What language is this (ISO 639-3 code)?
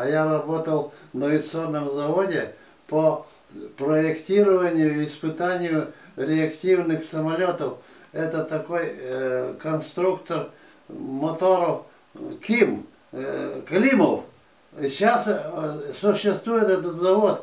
rus